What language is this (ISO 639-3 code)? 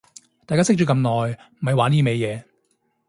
yue